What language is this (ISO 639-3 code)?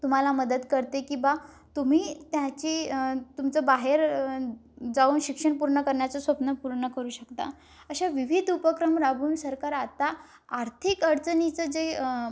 mar